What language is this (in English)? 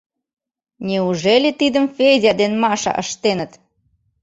Mari